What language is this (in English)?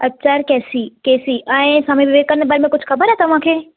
Sindhi